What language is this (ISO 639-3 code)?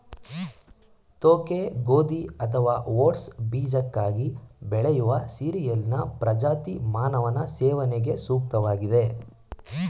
kan